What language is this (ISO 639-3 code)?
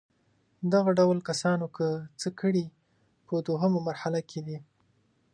pus